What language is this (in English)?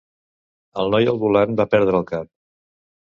Catalan